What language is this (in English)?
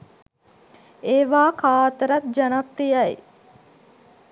Sinhala